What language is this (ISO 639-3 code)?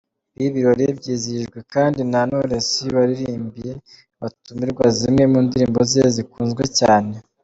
kin